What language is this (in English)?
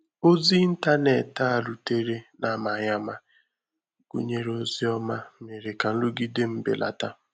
Igbo